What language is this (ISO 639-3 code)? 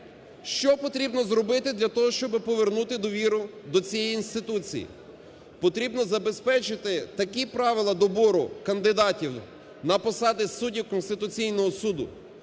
ukr